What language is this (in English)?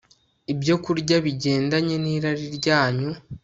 Kinyarwanda